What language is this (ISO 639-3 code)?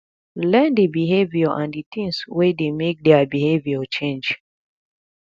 pcm